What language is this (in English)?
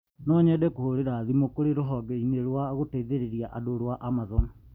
Kikuyu